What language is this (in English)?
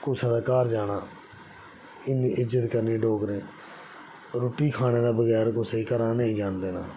Dogri